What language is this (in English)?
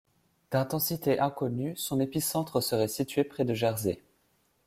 French